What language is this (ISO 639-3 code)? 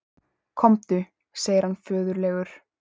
isl